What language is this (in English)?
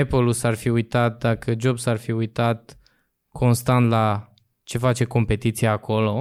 Romanian